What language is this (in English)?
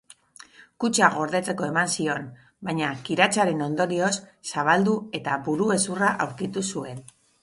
Basque